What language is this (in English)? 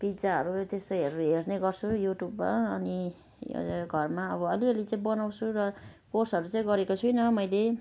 Nepali